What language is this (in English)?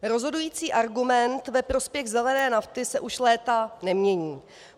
Czech